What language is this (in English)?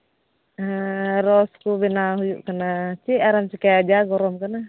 Santali